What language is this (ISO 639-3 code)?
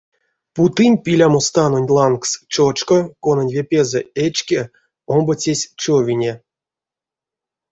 myv